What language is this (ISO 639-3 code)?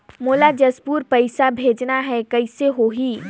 hne